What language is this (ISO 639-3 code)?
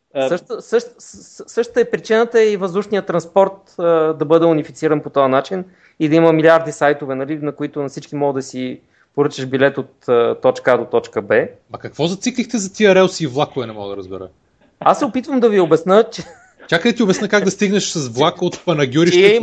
bul